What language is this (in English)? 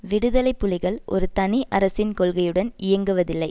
Tamil